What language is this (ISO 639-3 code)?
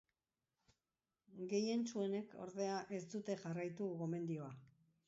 eus